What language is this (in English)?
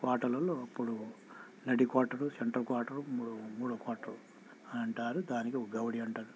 Telugu